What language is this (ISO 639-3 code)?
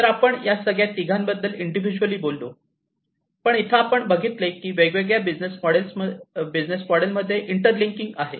mar